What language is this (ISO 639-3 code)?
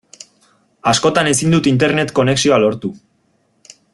eus